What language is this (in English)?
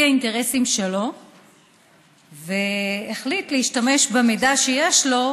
Hebrew